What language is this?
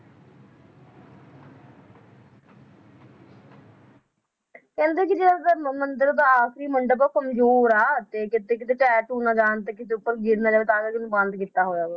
Punjabi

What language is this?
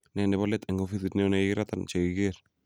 Kalenjin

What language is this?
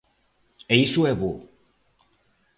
Galician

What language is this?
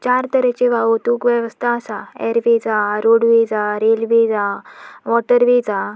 Konkani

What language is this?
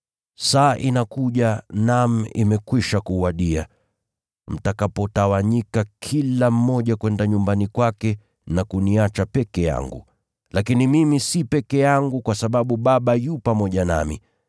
Swahili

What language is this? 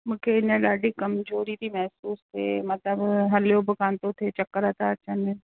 Sindhi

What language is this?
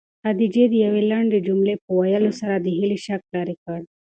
Pashto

